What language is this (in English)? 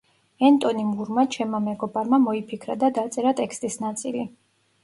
Georgian